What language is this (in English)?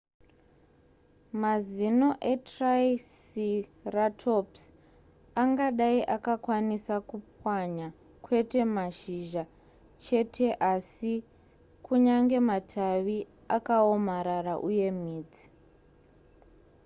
Shona